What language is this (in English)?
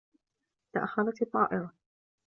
Arabic